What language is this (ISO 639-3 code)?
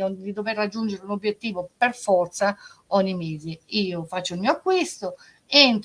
ita